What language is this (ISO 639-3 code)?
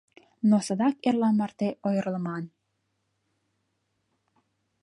chm